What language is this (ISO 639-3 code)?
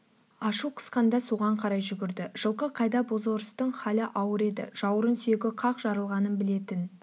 kaz